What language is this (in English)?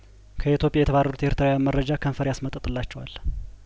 Amharic